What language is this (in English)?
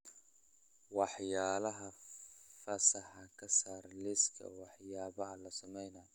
Somali